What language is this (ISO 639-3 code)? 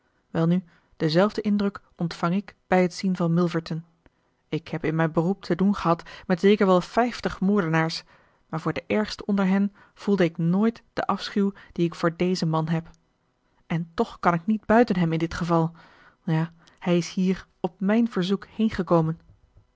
nld